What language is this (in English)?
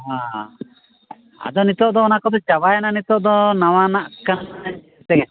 Santali